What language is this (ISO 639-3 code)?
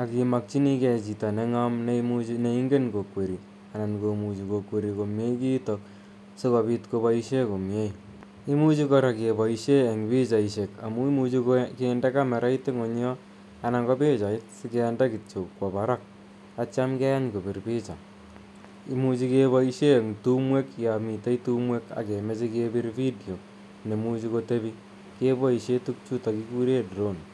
kln